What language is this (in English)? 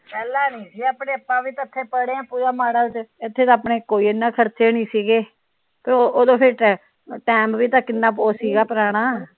Punjabi